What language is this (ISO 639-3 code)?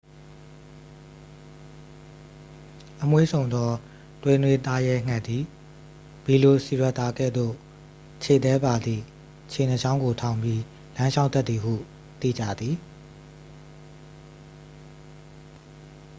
mya